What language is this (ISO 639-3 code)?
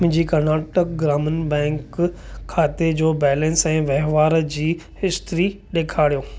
snd